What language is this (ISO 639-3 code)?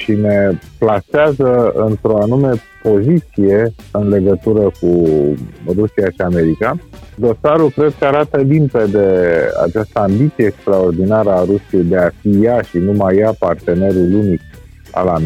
ron